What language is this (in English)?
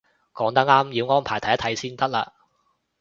Cantonese